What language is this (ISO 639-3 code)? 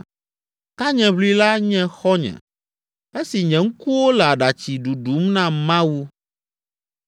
ewe